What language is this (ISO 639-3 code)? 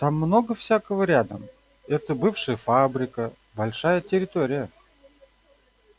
rus